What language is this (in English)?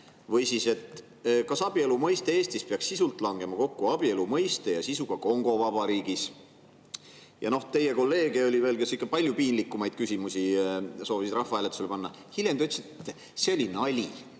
Estonian